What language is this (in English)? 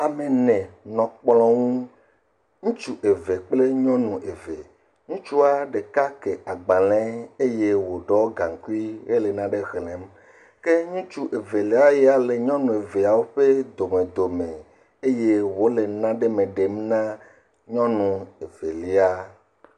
Ewe